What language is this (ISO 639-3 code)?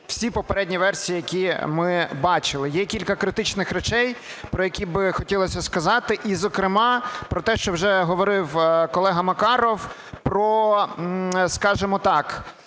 ukr